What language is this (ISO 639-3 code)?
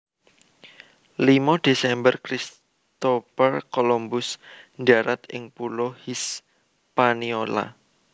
jav